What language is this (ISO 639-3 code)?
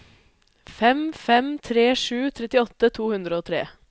nor